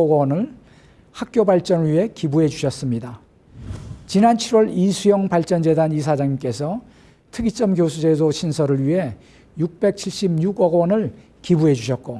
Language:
Korean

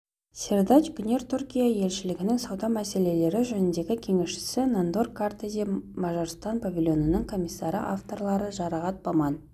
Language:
Kazakh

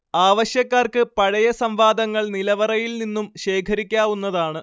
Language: Malayalam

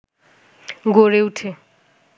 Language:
Bangla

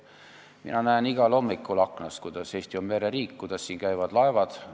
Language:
Estonian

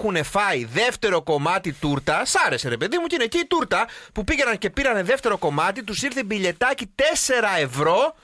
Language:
Greek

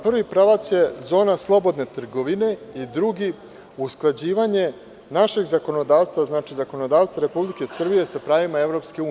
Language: Serbian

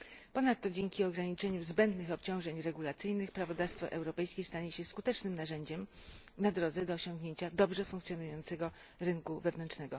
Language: Polish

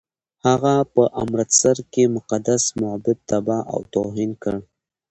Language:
Pashto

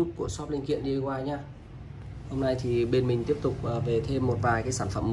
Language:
Vietnamese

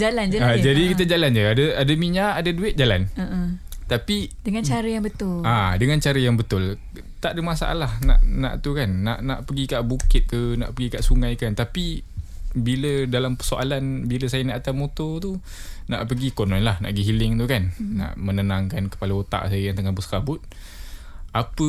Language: Malay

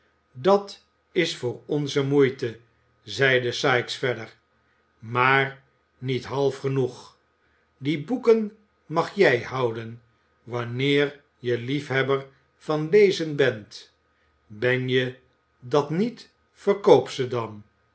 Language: Dutch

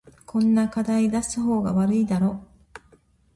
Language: Japanese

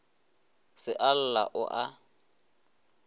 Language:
Northern Sotho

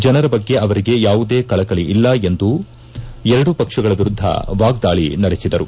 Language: Kannada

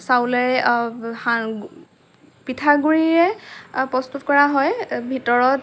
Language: Assamese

